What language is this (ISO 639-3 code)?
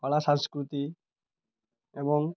ori